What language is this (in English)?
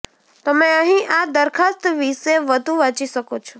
Gujarati